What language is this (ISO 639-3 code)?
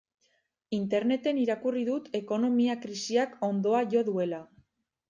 eus